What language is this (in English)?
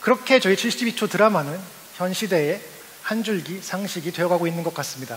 Korean